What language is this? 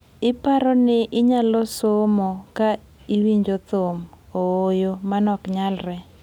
Luo (Kenya and Tanzania)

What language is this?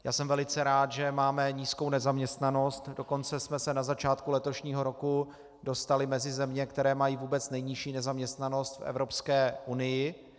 Czech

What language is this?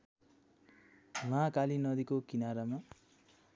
Nepali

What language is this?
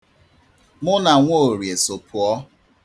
Igbo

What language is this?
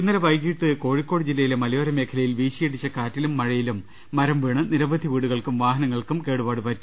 Malayalam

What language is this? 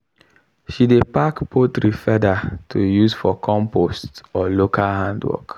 Nigerian Pidgin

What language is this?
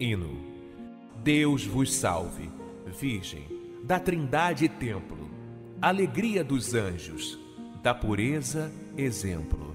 Portuguese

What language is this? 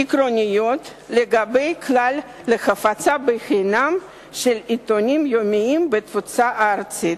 Hebrew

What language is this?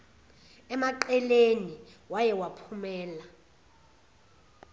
Zulu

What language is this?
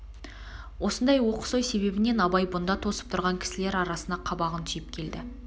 Kazakh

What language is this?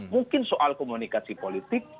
Indonesian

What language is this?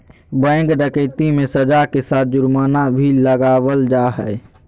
Magahi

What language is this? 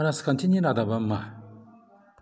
Bodo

